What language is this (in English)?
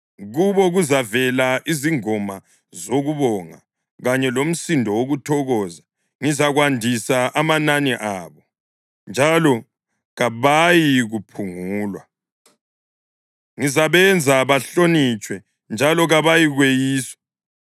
North Ndebele